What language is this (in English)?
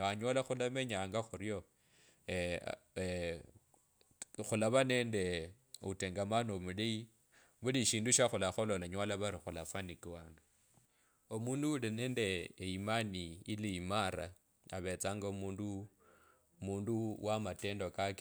Kabras